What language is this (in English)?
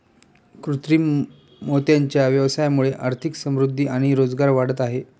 Marathi